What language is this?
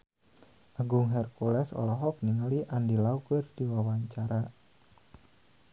Sundanese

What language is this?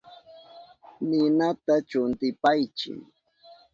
Southern Pastaza Quechua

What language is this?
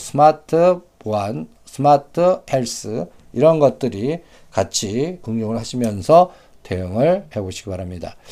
Korean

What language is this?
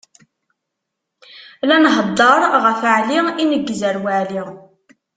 Kabyle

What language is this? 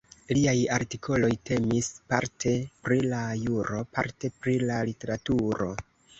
Esperanto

